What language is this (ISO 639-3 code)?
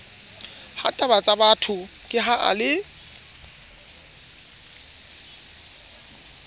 sot